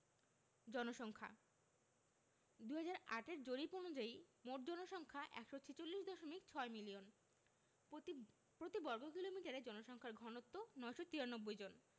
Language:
Bangla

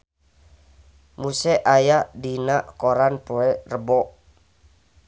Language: Sundanese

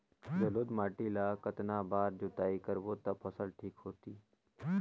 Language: Chhattisgarhi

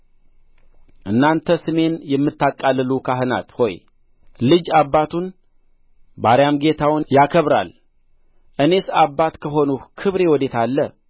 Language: Amharic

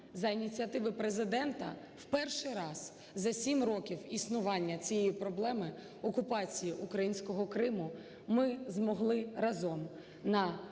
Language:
Ukrainian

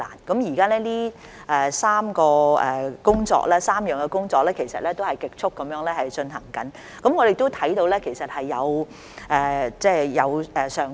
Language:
Cantonese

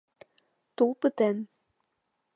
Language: Mari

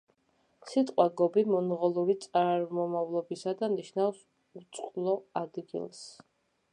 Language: Georgian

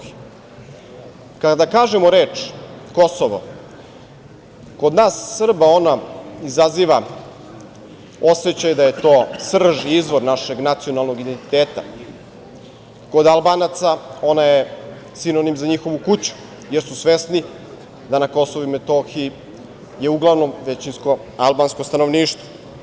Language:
Serbian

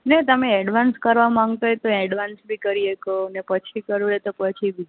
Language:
Gujarati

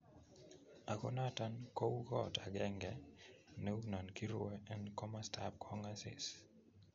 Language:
Kalenjin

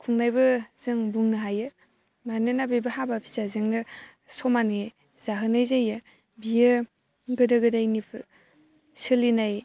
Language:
Bodo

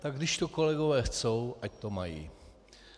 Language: Czech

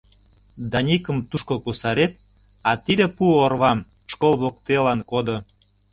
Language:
Mari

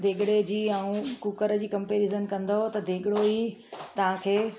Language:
Sindhi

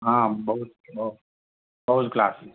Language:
Gujarati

